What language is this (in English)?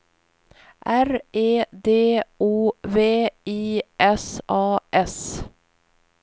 Swedish